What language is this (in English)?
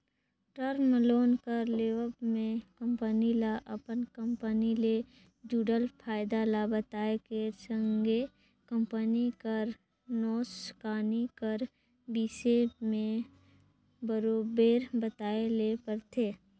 Chhattisgarhi